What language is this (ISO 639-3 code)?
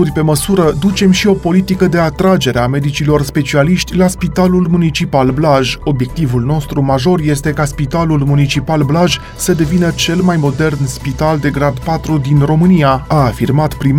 ron